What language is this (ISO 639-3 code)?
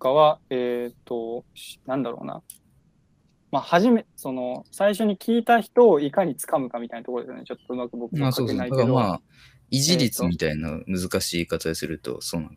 jpn